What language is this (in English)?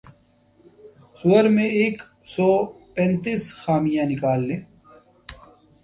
Urdu